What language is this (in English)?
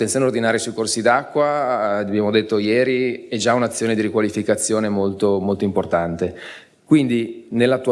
Italian